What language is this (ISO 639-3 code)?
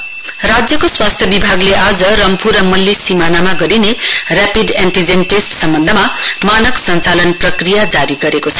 nep